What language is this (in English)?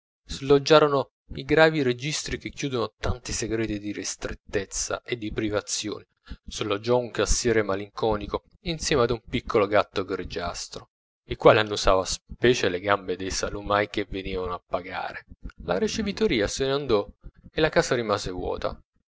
Italian